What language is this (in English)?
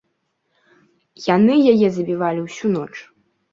Belarusian